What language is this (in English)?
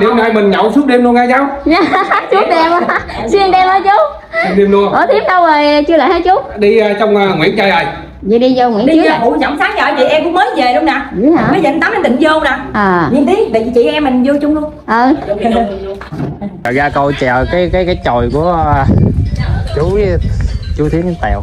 Vietnamese